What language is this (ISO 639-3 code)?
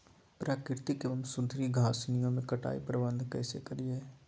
mag